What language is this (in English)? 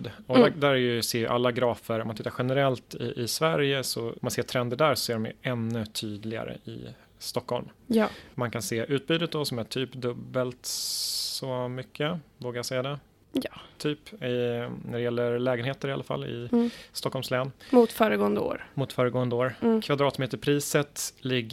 Swedish